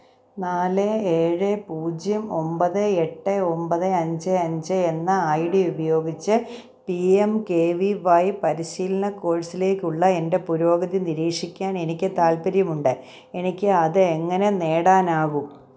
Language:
Malayalam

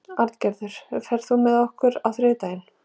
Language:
Icelandic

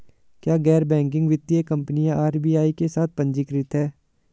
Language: Hindi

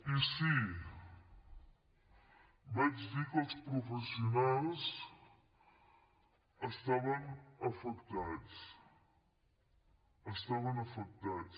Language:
Catalan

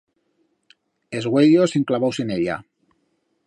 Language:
Aragonese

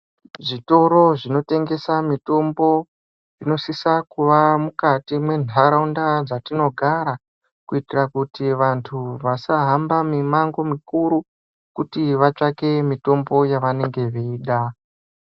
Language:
Ndau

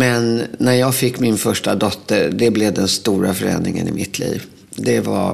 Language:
Swedish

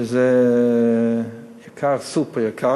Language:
Hebrew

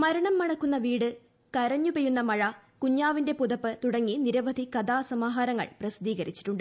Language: Malayalam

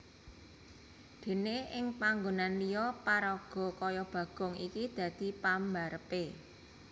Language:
Javanese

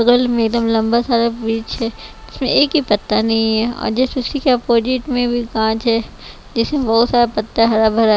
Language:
Hindi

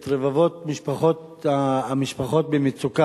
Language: Hebrew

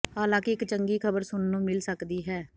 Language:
Punjabi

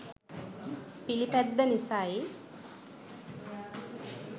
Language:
Sinhala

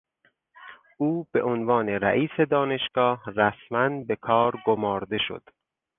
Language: Persian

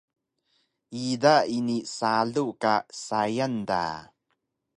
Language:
Taroko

